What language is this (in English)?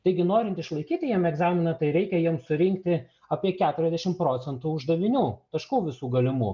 Lithuanian